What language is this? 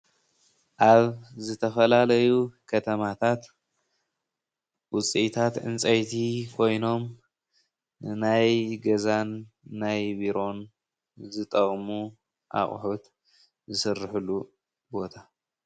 Tigrinya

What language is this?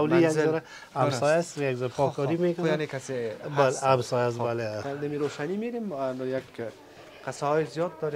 Persian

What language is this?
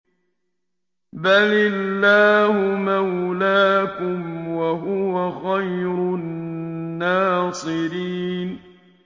Arabic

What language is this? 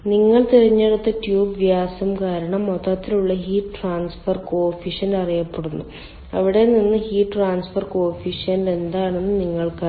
Malayalam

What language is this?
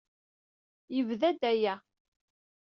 Kabyle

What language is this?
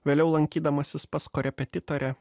Lithuanian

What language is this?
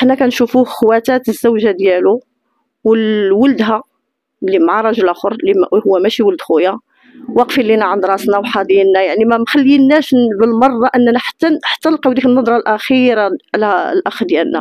Arabic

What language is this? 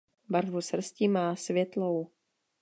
Czech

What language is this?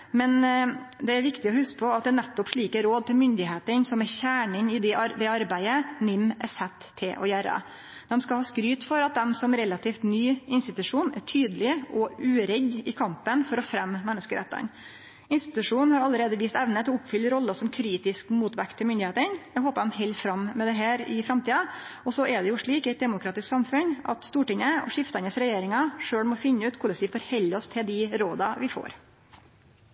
Norwegian Nynorsk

